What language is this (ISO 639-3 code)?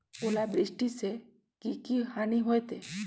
mag